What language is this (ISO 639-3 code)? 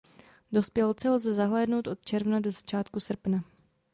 ces